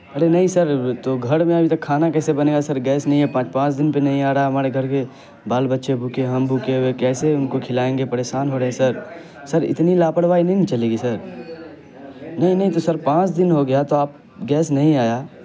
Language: Urdu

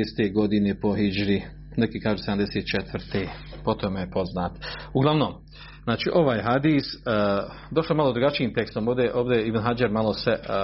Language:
Croatian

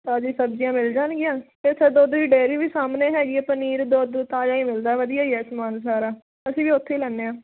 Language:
Punjabi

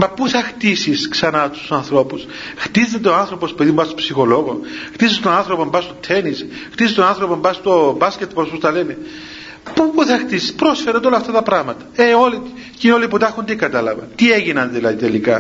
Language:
Greek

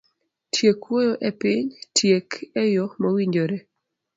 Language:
Luo (Kenya and Tanzania)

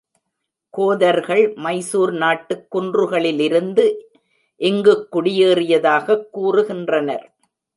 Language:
Tamil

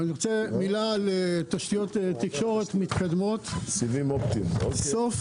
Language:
Hebrew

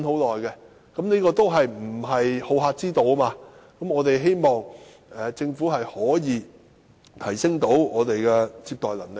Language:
Cantonese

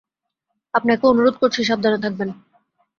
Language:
Bangla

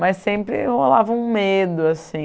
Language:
Portuguese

